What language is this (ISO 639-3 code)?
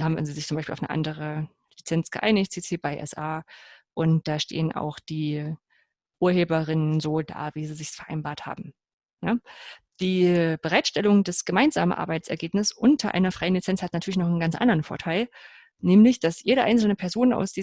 deu